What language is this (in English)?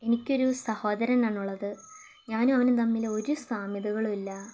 Malayalam